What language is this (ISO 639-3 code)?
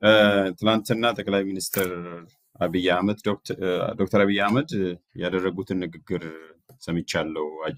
ara